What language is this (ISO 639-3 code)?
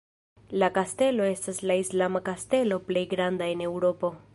epo